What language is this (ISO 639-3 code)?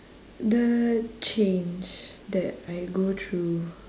eng